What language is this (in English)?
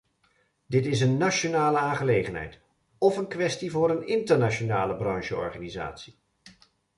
Dutch